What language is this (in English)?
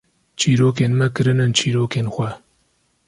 Kurdish